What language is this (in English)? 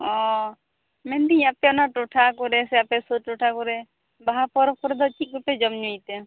Santali